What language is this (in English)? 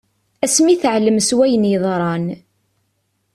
Kabyle